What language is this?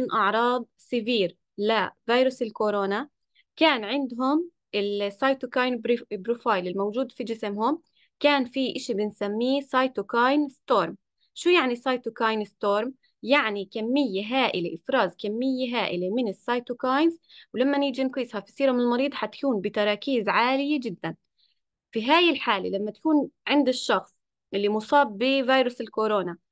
Arabic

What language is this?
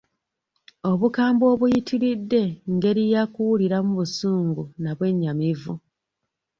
Ganda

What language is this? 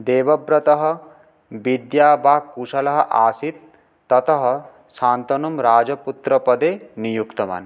Sanskrit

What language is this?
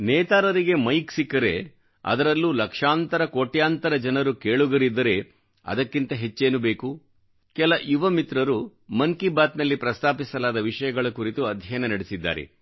Kannada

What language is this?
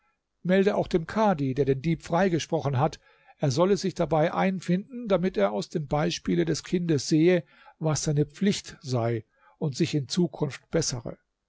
German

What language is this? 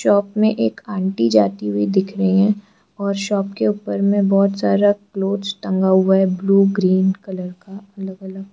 Hindi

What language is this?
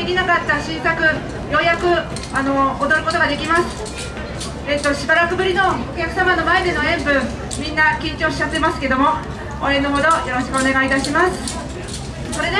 Japanese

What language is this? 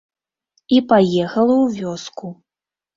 Belarusian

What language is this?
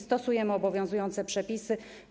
Polish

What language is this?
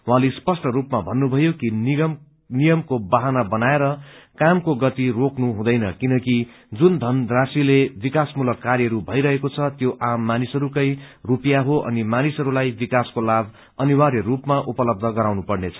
Nepali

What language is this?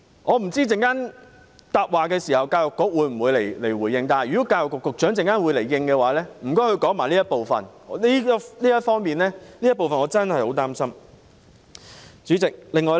Cantonese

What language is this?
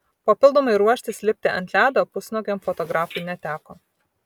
Lithuanian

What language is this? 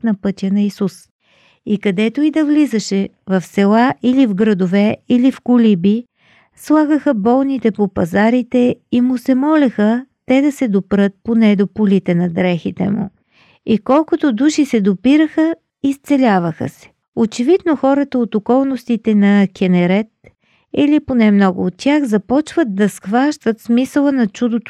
Bulgarian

